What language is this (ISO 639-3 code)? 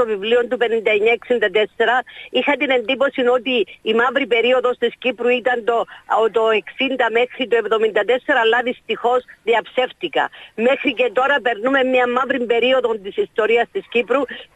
ell